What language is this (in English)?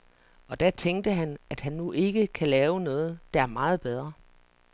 Danish